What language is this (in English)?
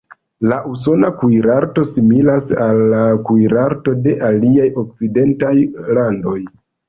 Esperanto